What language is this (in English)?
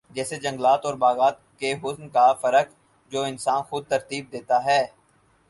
Urdu